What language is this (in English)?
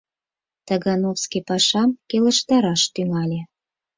Mari